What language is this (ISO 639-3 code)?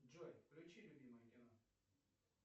rus